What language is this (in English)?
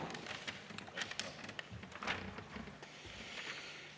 Estonian